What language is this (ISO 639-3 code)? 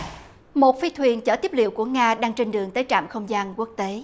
vie